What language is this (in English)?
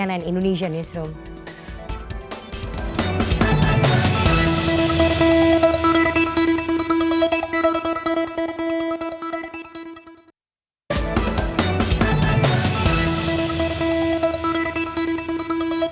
Indonesian